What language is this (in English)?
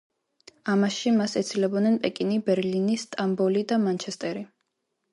Georgian